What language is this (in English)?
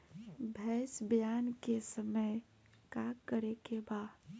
Bhojpuri